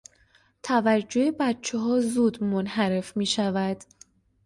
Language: Persian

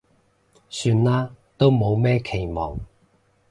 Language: Cantonese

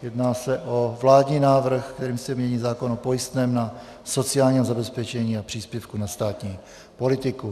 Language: Czech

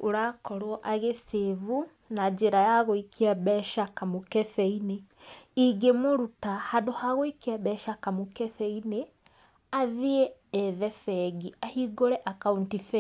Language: Kikuyu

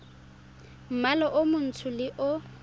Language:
Tswana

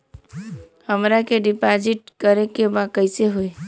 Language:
Bhojpuri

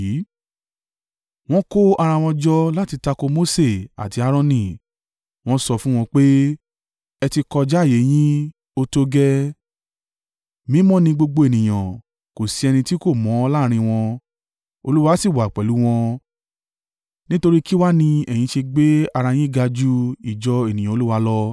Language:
Yoruba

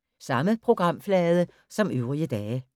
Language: Danish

